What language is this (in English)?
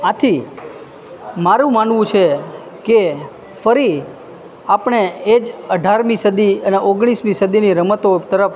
Gujarati